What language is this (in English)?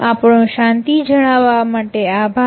Gujarati